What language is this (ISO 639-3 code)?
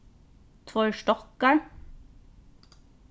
fao